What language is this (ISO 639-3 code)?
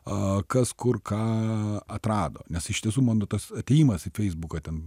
lit